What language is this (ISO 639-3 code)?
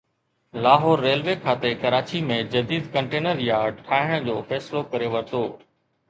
snd